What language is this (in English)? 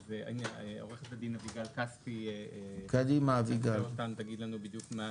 Hebrew